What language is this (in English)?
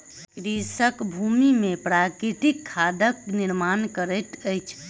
Maithili